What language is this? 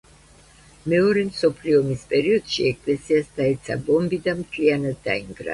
Georgian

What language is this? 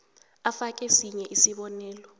South Ndebele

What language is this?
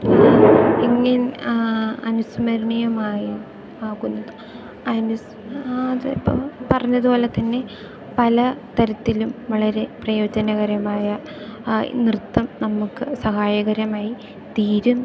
Malayalam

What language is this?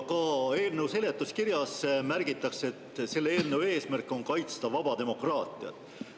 Estonian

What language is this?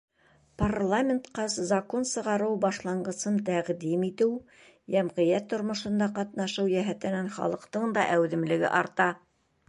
Bashkir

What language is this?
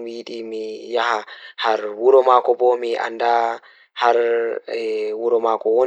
Fula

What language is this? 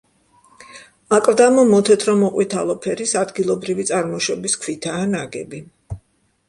Georgian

